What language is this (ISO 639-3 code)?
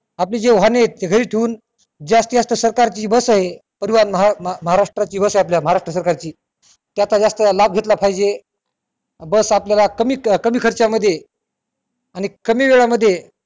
mar